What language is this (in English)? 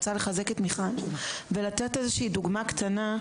Hebrew